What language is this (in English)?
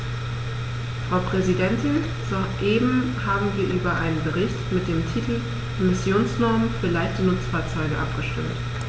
German